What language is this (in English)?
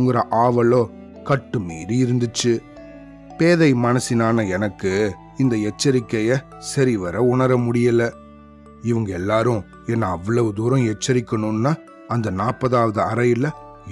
Tamil